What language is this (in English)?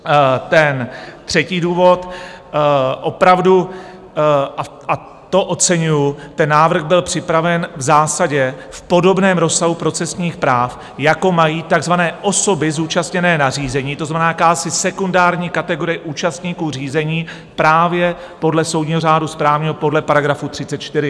Czech